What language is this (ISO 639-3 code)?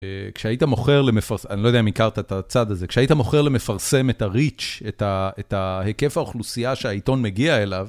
heb